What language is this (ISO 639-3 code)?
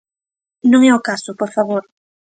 glg